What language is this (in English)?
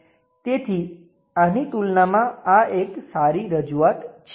Gujarati